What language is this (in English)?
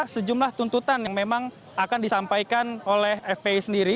Indonesian